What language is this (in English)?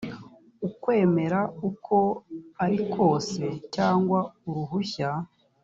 Kinyarwanda